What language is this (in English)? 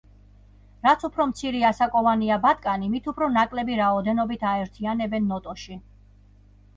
Georgian